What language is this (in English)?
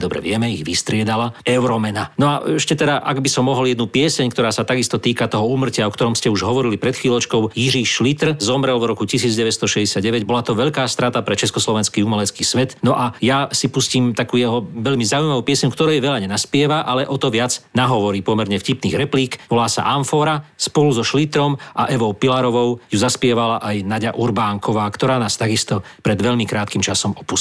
Slovak